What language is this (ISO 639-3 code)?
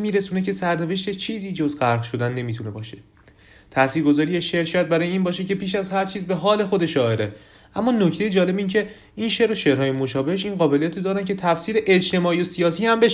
fas